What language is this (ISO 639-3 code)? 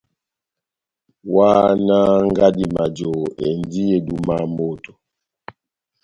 bnm